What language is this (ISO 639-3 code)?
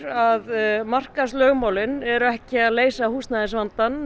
isl